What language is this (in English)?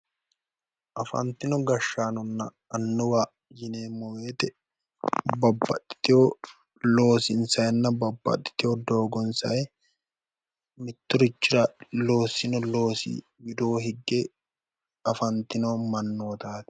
Sidamo